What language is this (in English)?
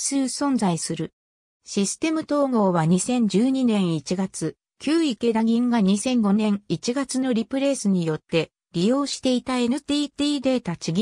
Japanese